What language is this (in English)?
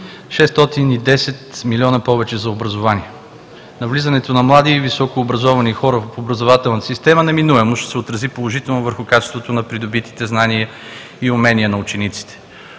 Bulgarian